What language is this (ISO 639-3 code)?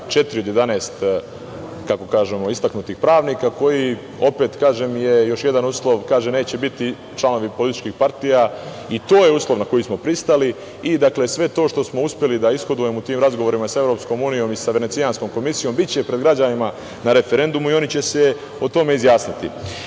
srp